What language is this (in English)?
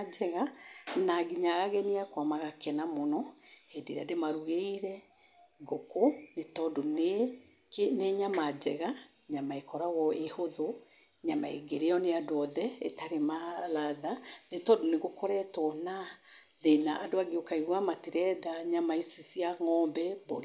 Kikuyu